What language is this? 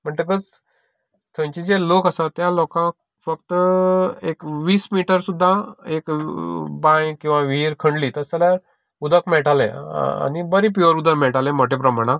Konkani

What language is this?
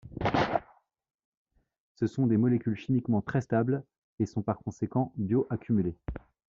French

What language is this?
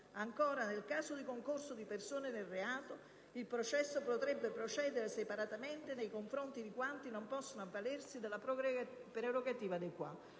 Italian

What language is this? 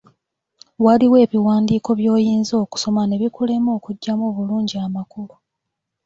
Ganda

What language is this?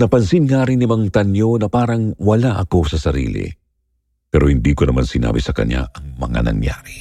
Filipino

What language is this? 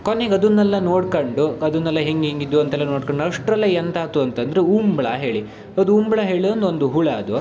Kannada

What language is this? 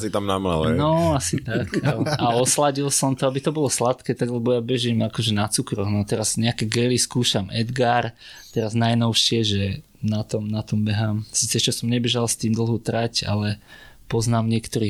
Slovak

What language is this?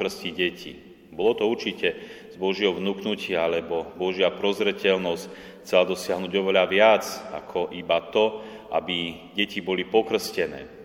Slovak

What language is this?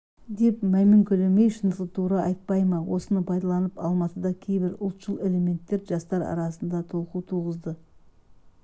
Kazakh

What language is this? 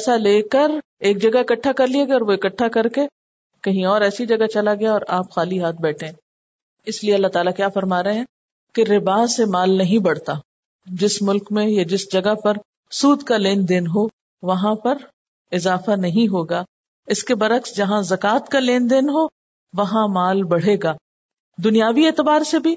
Urdu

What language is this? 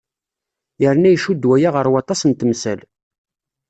Kabyle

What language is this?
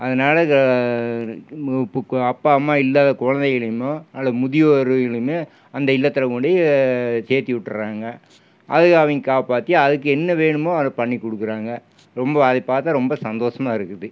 Tamil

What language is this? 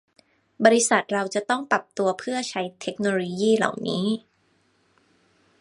Thai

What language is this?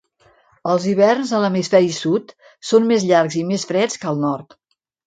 Catalan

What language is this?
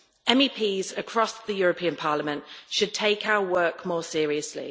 English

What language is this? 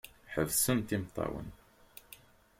Kabyle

